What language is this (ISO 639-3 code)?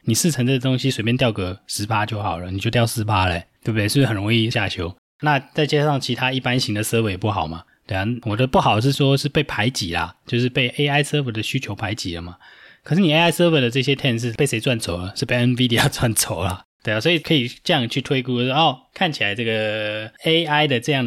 zho